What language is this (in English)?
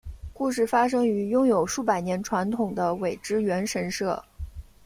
Chinese